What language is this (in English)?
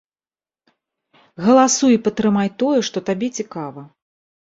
Belarusian